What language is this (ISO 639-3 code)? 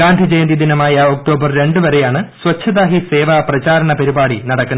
mal